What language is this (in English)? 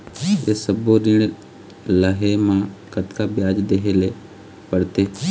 Chhattisgarhi